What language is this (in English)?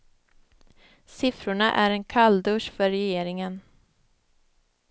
Swedish